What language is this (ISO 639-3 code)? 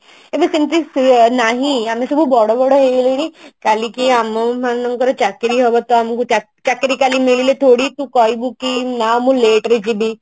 ori